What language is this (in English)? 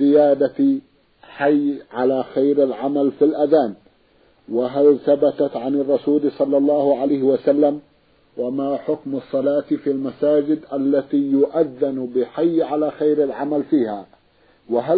Arabic